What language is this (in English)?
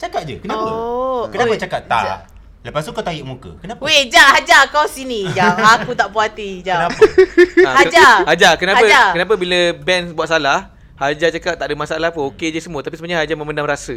Malay